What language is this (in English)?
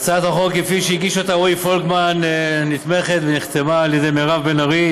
Hebrew